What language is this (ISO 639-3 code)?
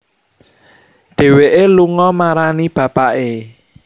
jav